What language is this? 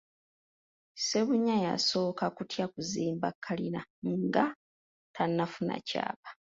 Ganda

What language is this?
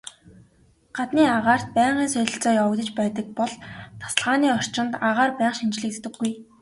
Mongolian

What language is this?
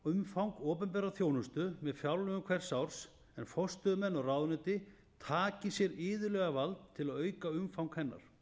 Icelandic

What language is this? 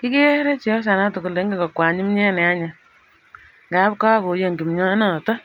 Kalenjin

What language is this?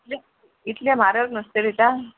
Konkani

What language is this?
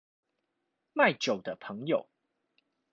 Chinese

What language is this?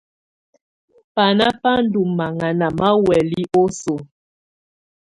Tunen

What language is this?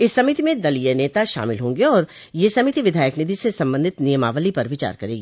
Hindi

